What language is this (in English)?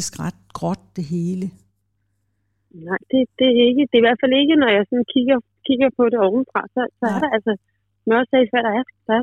Danish